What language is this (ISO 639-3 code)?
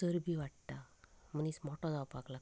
kok